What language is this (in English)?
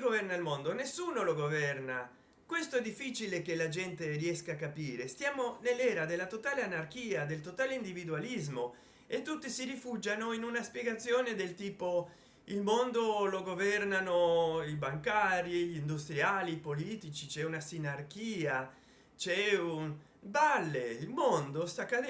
Italian